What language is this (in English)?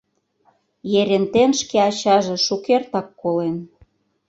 Mari